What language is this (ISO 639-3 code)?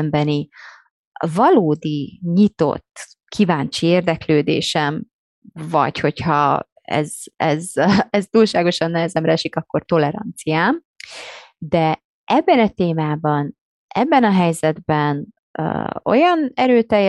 hun